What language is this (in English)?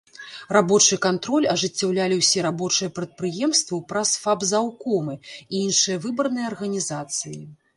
Belarusian